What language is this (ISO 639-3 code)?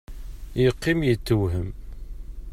kab